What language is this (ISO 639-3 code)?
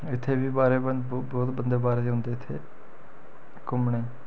doi